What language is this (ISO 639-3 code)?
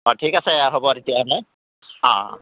asm